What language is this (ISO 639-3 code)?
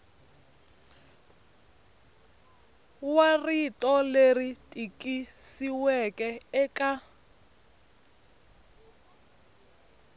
tso